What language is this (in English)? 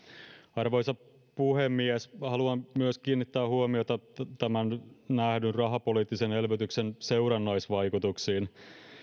Finnish